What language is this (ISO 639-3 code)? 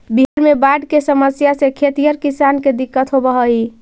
mag